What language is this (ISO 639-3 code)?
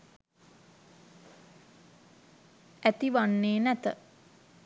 sin